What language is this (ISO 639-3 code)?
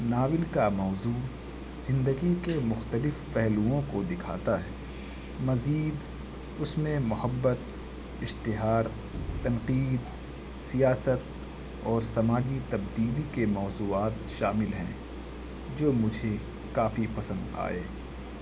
urd